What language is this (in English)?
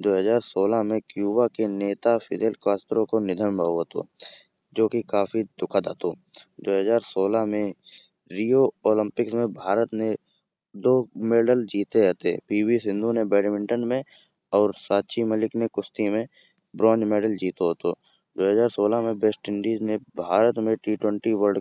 Kanauji